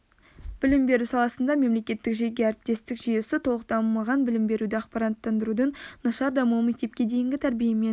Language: Kazakh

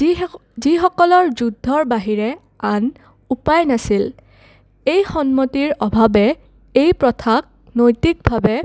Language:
Assamese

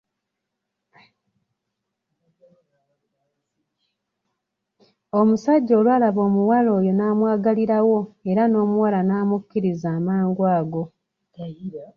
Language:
Ganda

